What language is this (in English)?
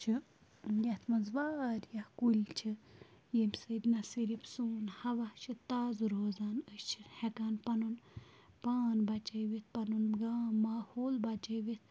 Kashmiri